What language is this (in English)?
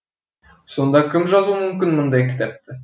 Kazakh